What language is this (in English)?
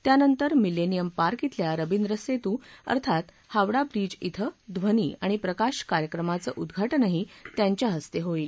Marathi